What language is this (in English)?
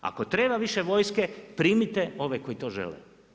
Croatian